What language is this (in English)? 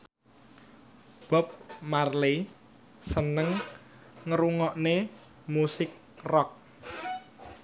Javanese